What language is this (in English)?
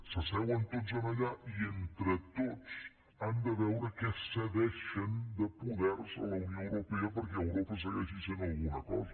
Catalan